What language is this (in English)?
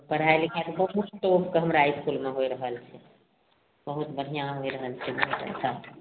Maithili